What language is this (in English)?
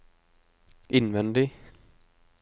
Norwegian